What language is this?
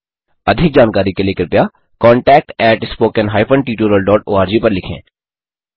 Hindi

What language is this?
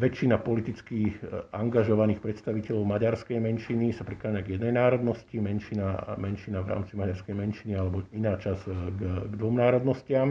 Slovak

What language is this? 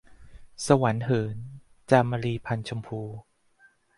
Thai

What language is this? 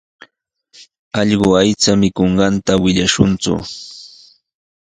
Sihuas Ancash Quechua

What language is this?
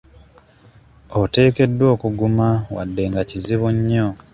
Ganda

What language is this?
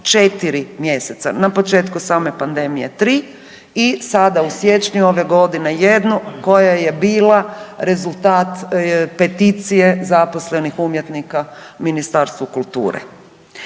Croatian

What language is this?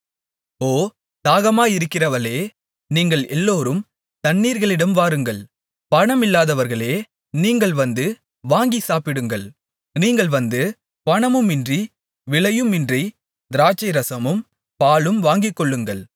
Tamil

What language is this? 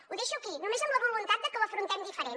Catalan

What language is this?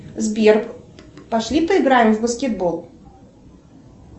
Russian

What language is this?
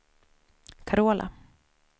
Swedish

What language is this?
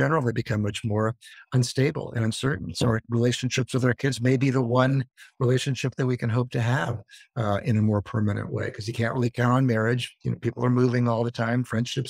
English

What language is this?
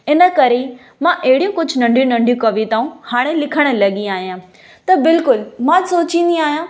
Sindhi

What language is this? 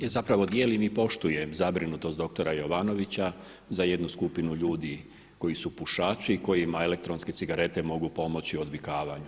Croatian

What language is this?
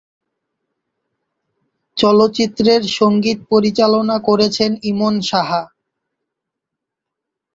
Bangla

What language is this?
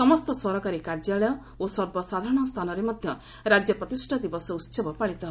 Odia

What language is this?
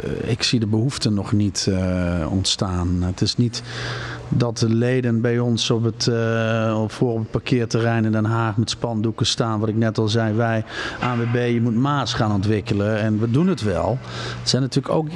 Dutch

